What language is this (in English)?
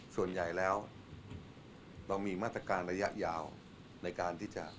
Thai